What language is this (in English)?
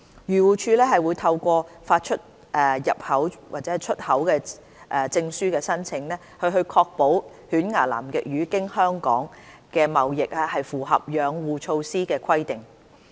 Cantonese